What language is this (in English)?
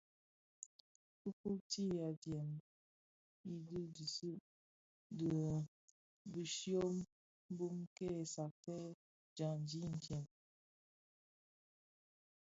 Bafia